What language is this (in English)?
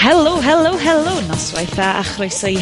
Welsh